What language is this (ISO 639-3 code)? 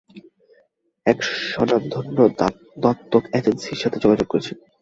ben